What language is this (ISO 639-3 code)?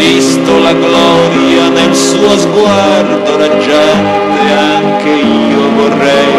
ita